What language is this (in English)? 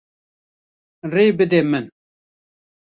Kurdish